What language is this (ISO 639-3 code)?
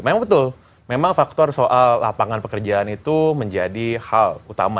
ind